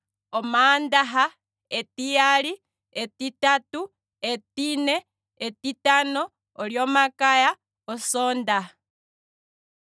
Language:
Kwambi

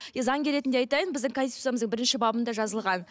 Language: Kazakh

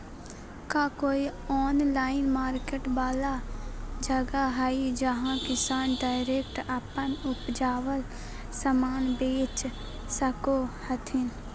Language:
Magahi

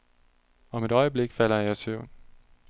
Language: Danish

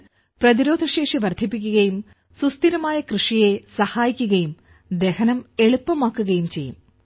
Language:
Malayalam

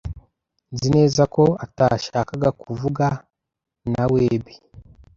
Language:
Kinyarwanda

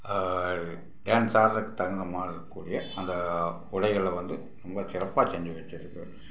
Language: Tamil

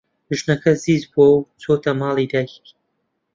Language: Central Kurdish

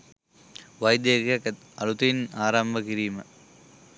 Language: Sinhala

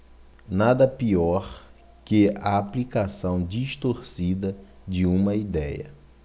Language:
Portuguese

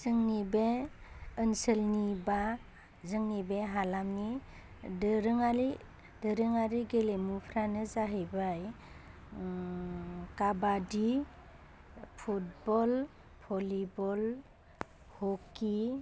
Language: Bodo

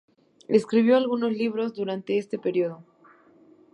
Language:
Spanish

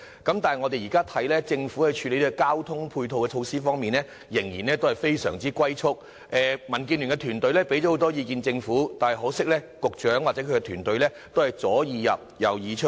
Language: Cantonese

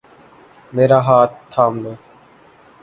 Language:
Urdu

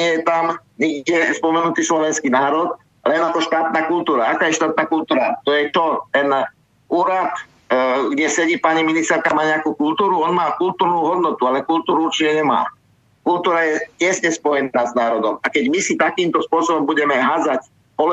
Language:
Slovak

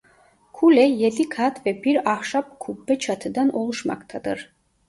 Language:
Turkish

